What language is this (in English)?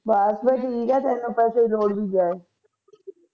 Punjabi